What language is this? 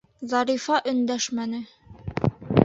Bashkir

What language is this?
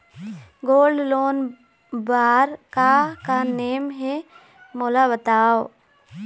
Chhattisgarhi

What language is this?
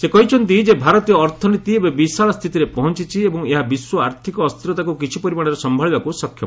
Odia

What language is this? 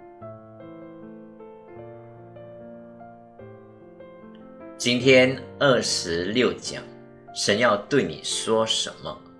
Chinese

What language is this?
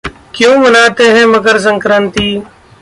Hindi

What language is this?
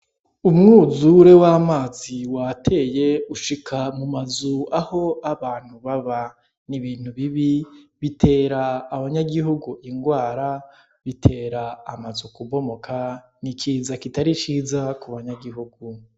Rundi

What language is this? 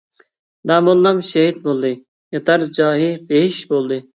Uyghur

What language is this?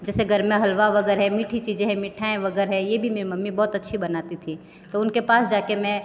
Hindi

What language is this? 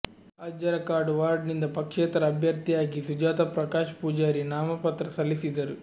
Kannada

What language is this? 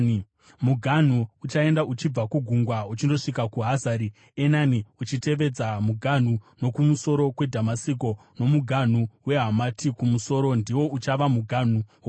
Shona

